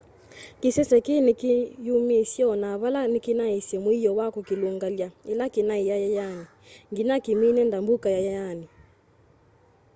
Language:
Kamba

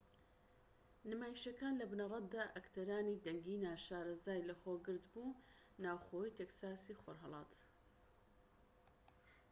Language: Central Kurdish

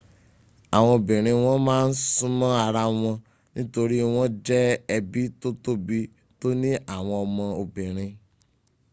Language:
Yoruba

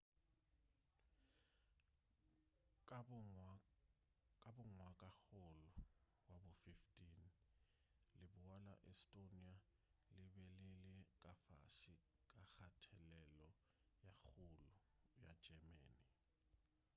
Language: Northern Sotho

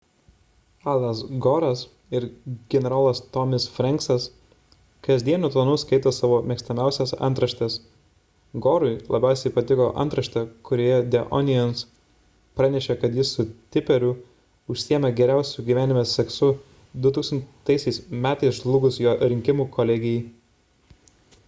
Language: Lithuanian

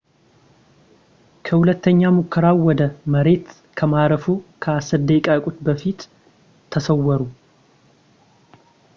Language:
Amharic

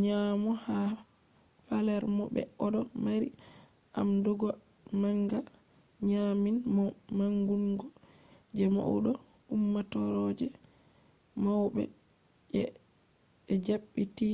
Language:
Fula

